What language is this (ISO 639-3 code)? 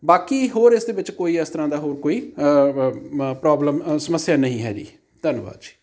pan